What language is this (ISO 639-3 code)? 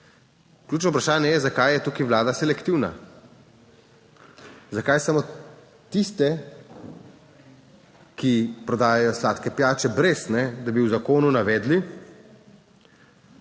slv